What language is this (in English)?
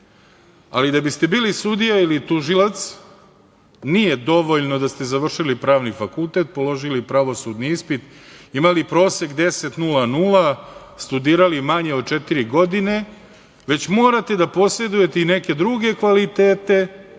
Serbian